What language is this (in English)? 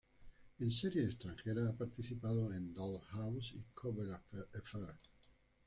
Spanish